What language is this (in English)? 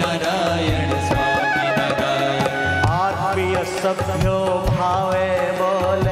Arabic